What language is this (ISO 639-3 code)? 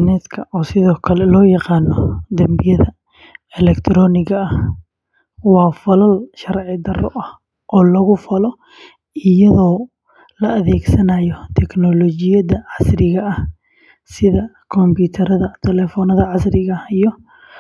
som